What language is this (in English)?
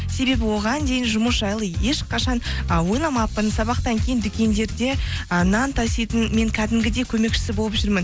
Kazakh